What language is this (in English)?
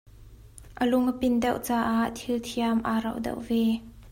Hakha Chin